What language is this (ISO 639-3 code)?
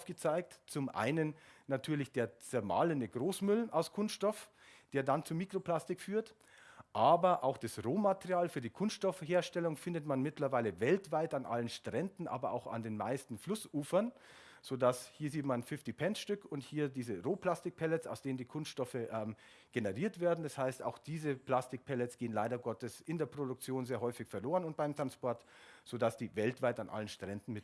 deu